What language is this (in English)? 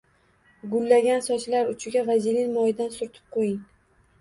Uzbek